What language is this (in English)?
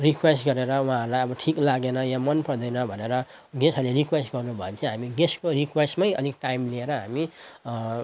Nepali